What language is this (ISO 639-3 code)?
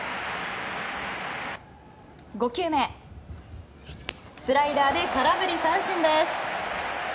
jpn